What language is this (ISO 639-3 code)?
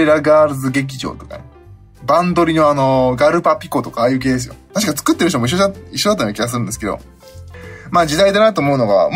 jpn